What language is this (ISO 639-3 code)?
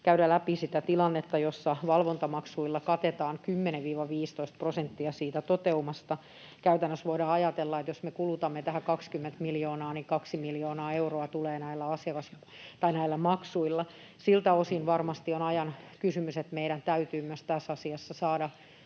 fin